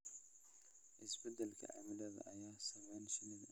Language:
Somali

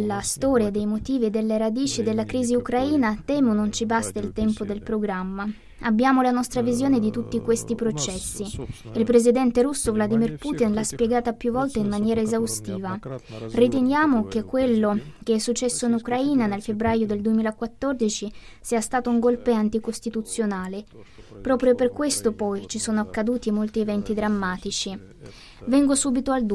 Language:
Italian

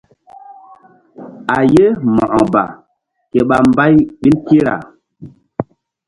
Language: Mbum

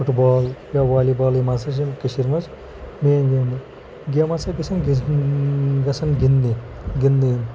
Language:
Kashmiri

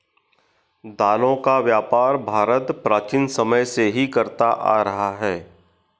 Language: Hindi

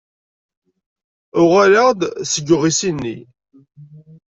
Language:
Kabyle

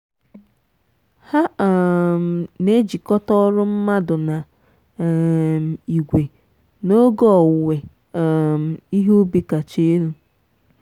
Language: Igbo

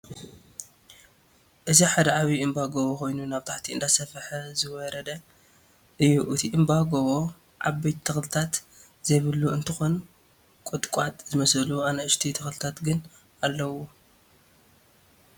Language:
Tigrinya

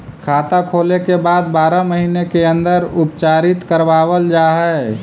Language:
Magahi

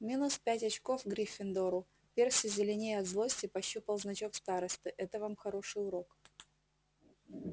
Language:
Russian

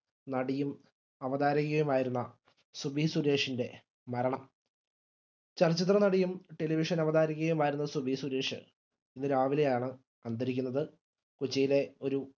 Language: Malayalam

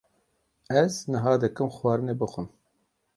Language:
Kurdish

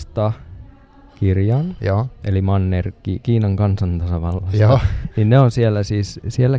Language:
Finnish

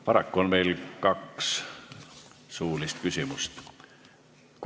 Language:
Estonian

